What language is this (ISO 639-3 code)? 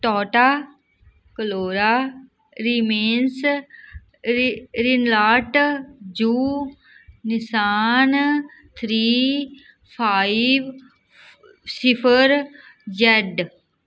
pan